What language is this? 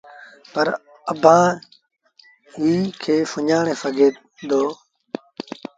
Sindhi Bhil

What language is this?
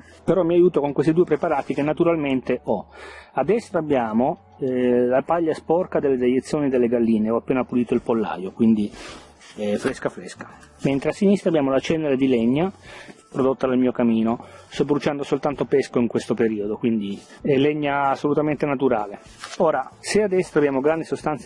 Italian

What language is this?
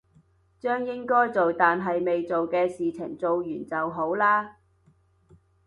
Cantonese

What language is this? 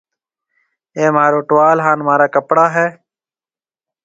Marwari (Pakistan)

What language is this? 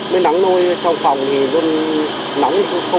Vietnamese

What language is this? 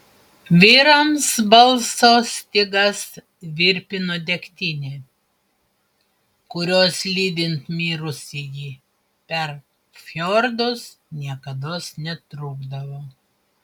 Lithuanian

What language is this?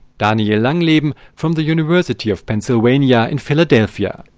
English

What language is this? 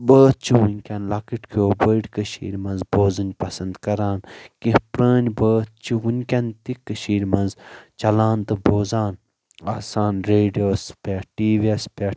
Kashmiri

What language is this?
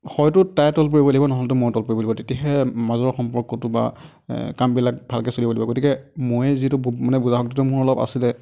Assamese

